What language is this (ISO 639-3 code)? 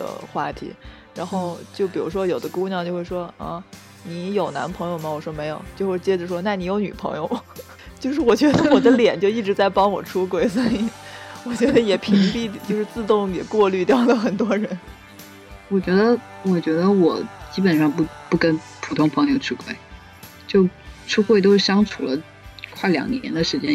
zho